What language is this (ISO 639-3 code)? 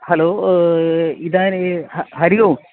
san